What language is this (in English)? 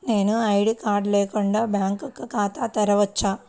Telugu